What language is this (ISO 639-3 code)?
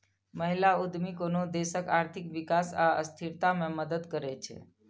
mai